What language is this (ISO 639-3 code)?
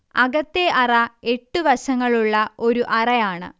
mal